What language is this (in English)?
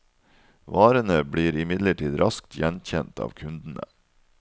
Norwegian